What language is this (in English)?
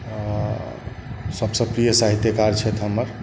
Maithili